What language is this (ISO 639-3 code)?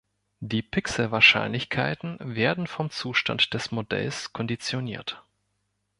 deu